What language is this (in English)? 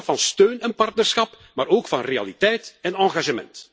Dutch